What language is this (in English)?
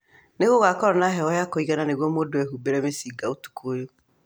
Kikuyu